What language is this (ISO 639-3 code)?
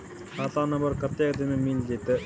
mai